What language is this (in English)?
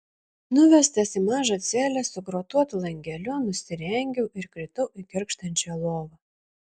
Lithuanian